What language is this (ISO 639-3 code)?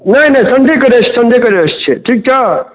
mai